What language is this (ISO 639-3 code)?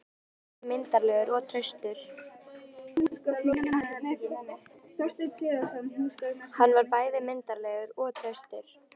isl